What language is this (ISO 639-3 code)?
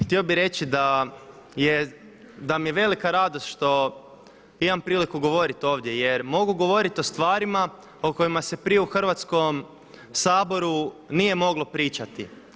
hrv